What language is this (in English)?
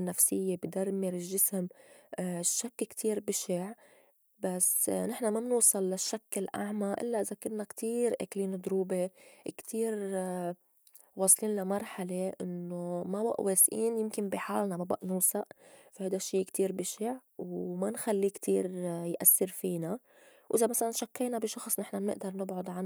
North Levantine Arabic